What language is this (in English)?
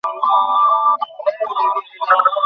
Bangla